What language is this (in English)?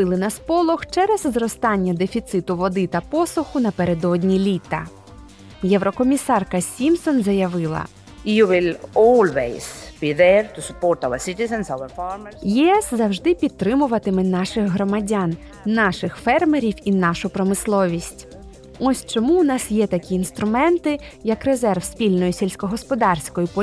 Ukrainian